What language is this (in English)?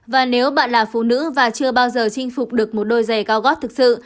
Vietnamese